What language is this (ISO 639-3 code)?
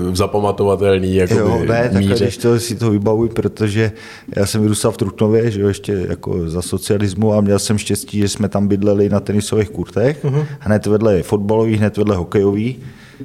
ces